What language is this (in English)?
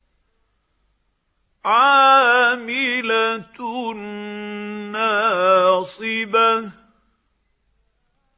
Arabic